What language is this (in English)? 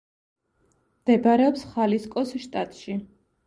Georgian